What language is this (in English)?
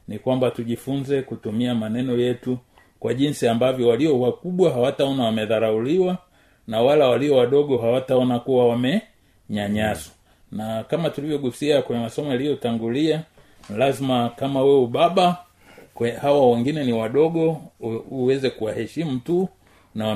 Swahili